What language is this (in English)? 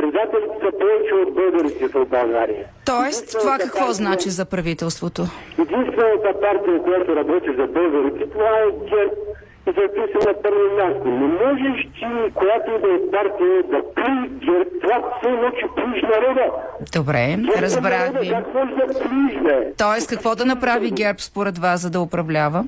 Bulgarian